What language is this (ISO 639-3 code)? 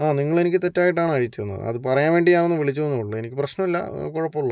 mal